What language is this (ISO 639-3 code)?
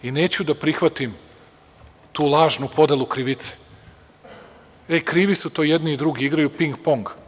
srp